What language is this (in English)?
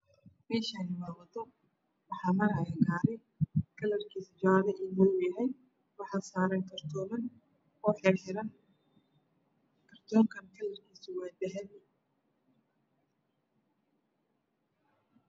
Somali